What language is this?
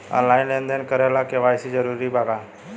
Bhojpuri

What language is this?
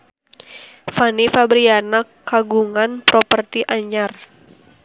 Sundanese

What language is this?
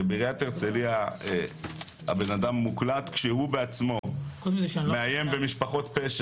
Hebrew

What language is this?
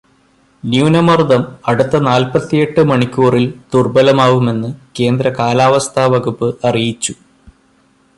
Malayalam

